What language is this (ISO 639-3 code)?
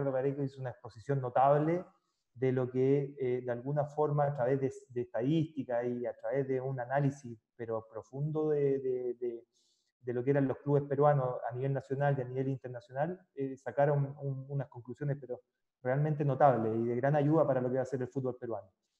spa